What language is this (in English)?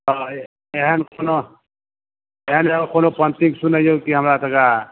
Maithili